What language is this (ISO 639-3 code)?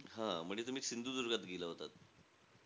mar